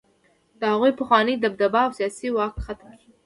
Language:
Pashto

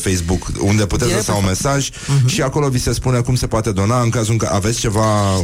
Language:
Romanian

